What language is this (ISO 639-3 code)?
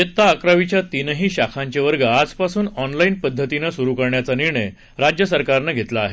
mar